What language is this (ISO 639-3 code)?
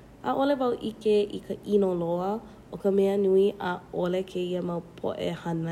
haw